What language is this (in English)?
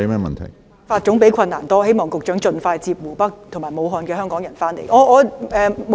Cantonese